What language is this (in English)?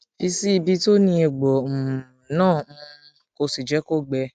Yoruba